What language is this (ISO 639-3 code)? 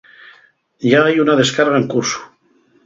ast